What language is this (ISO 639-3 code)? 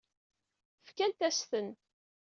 kab